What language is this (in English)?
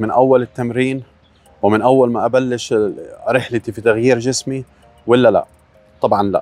Arabic